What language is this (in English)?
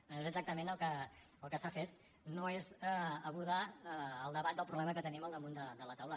Catalan